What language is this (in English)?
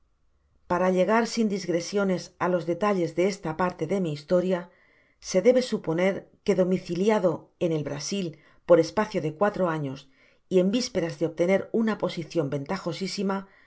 Spanish